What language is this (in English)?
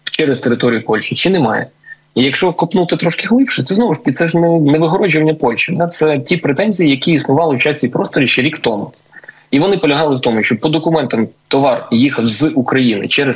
Ukrainian